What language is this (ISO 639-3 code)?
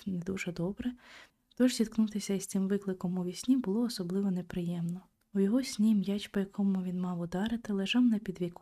ukr